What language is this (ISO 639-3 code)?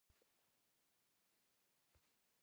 kbd